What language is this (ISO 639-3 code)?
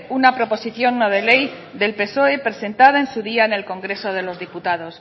spa